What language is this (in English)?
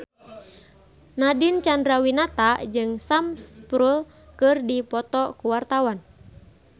Sundanese